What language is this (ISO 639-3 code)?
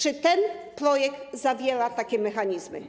pol